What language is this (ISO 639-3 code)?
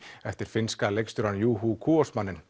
isl